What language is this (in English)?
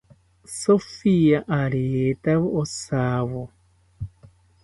South Ucayali Ashéninka